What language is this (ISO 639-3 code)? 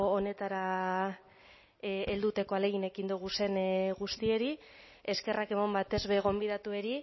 eus